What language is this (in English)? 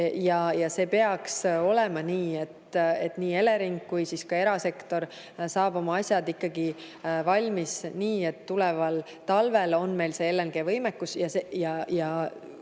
Estonian